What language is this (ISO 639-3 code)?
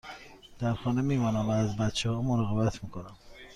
fas